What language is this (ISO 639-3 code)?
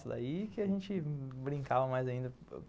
por